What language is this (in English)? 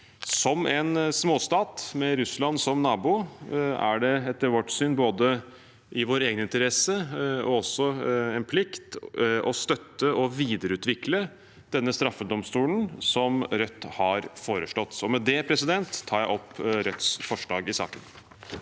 Norwegian